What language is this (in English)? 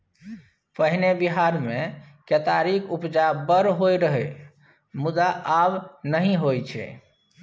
Maithili